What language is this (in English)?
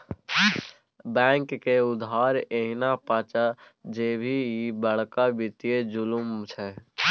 Maithili